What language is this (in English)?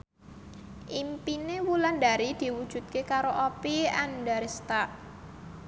Javanese